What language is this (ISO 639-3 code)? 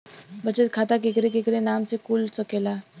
bho